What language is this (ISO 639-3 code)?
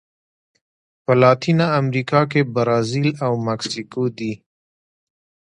pus